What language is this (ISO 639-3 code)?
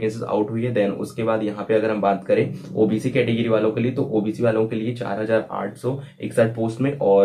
hin